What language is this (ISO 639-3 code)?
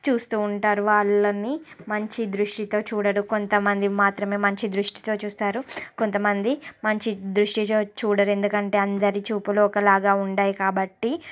tel